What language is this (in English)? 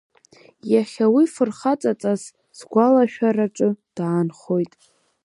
Abkhazian